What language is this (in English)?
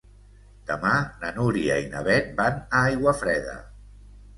Catalan